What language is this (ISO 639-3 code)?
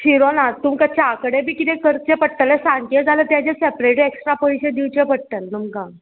kok